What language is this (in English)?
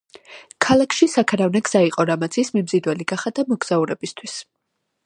Georgian